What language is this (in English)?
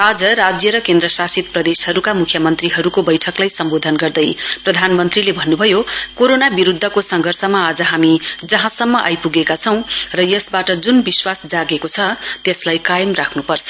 Nepali